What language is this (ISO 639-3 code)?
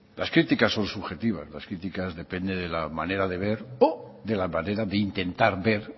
spa